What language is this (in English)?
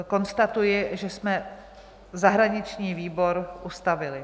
Czech